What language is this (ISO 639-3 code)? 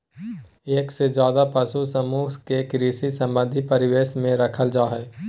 mag